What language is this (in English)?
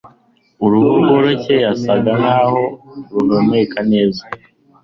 Kinyarwanda